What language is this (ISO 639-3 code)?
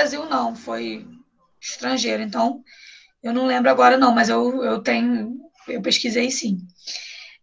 por